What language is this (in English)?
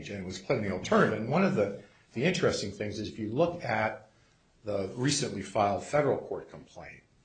English